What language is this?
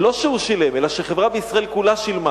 Hebrew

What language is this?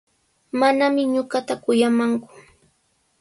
Sihuas Ancash Quechua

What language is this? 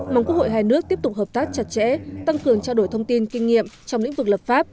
Vietnamese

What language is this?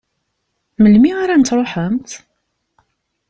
Kabyle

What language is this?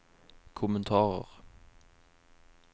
Norwegian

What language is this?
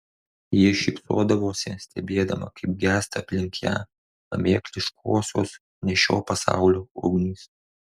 Lithuanian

